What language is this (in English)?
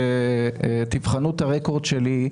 Hebrew